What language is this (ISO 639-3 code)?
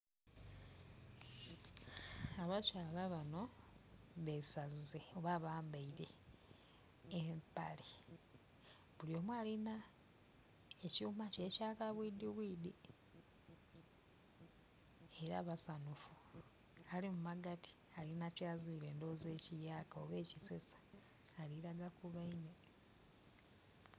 xog